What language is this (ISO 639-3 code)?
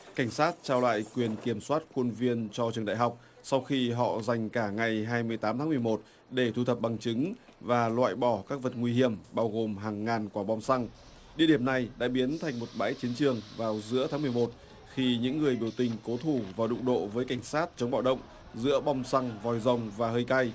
vie